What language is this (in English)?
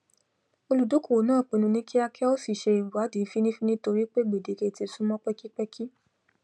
Yoruba